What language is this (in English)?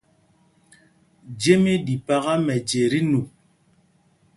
Mpumpong